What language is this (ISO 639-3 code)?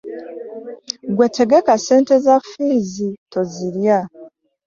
lug